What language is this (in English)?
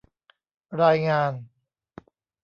Thai